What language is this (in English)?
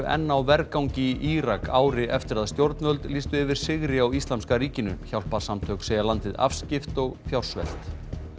Icelandic